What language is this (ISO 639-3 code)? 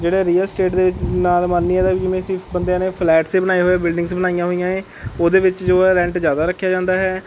pan